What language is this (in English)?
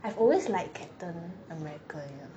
English